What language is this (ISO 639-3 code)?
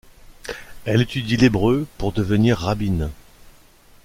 fra